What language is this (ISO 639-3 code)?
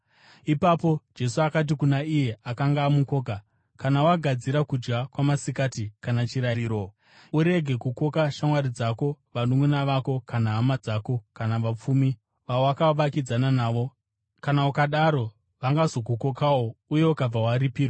sna